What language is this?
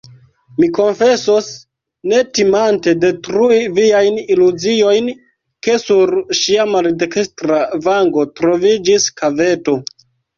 Esperanto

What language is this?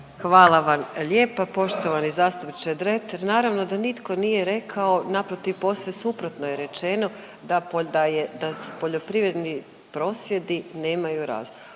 Croatian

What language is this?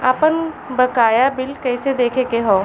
Bhojpuri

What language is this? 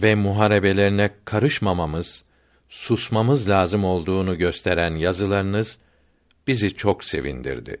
Turkish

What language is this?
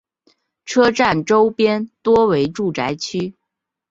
Chinese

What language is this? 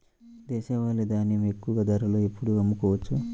Telugu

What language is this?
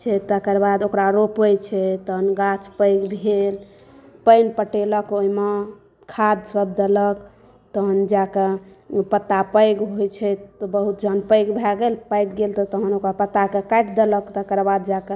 Maithili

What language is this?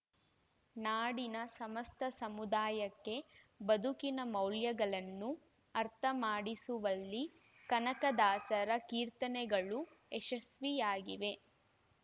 Kannada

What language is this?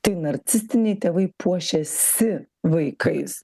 Lithuanian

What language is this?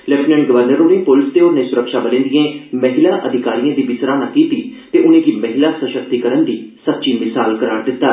Dogri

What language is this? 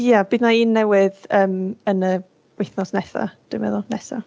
Welsh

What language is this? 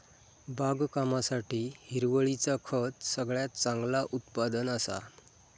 Marathi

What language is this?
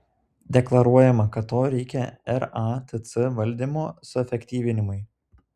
Lithuanian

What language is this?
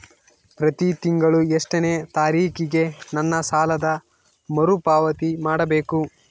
Kannada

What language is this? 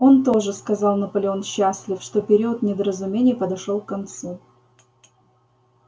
Russian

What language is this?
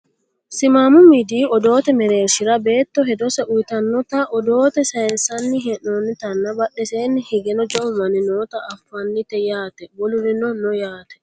Sidamo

